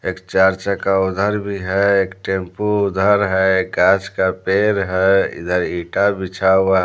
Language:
Hindi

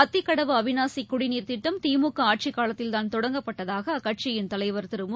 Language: Tamil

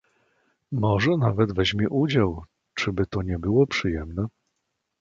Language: Polish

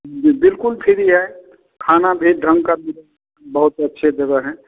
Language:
Hindi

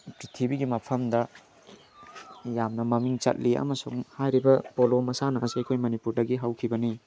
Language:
Manipuri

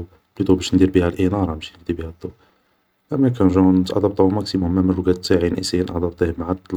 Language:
Algerian Arabic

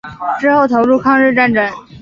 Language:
Chinese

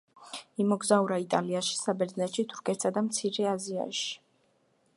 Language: Georgian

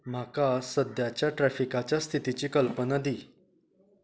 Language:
Konkani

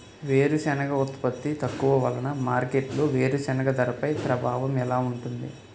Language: Telugu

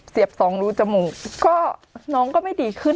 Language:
Thai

